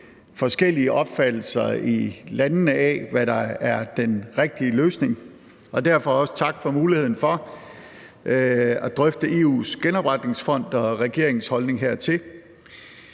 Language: Danish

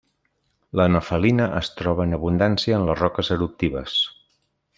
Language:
Catalan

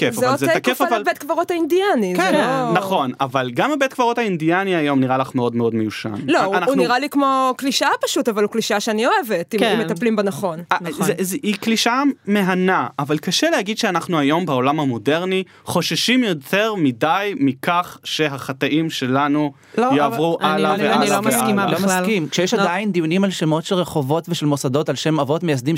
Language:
Hebrew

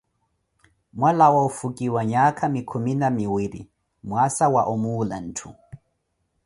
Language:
Koti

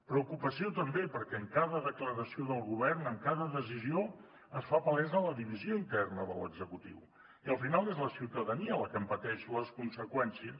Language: Catalan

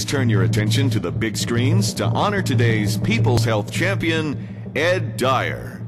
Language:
English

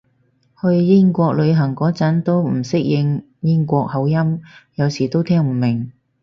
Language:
Cantonese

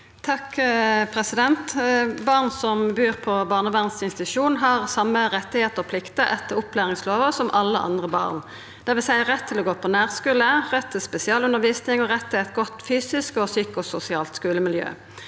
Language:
Norwegian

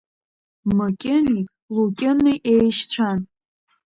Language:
Abkhazian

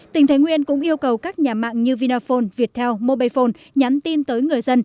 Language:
Vietnamese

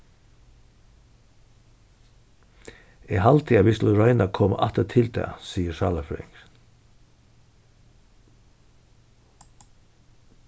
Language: Faroese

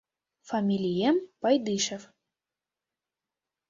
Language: Mari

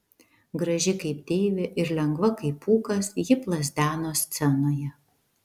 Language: Lithuanian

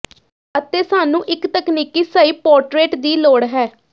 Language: Punjabi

